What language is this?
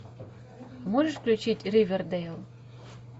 Russian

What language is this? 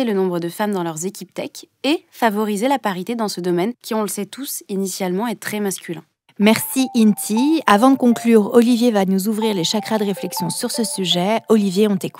French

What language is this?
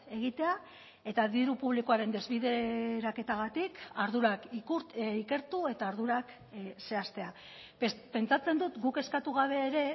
Basque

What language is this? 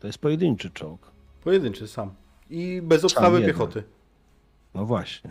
Polish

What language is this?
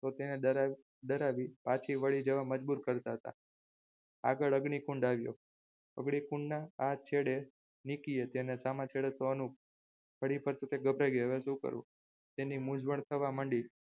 Gujarati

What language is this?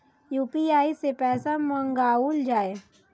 Maithili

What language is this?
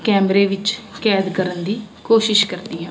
Punjabi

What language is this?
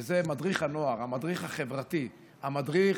Hebrew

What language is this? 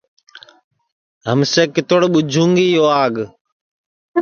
Sansi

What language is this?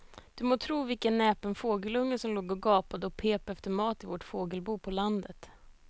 Swedish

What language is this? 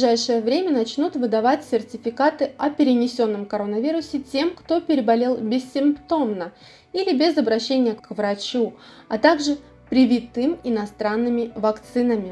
Russian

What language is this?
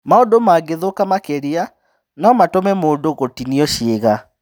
Kikuyu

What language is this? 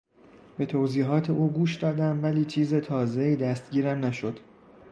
Persian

